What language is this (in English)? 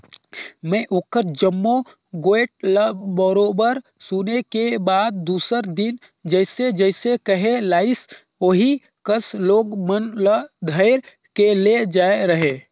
Chhattisgarhi